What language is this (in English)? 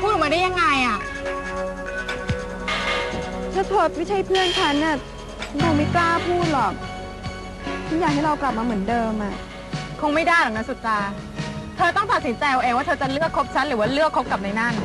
Thai